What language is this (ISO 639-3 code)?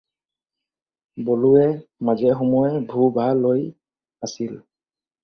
asm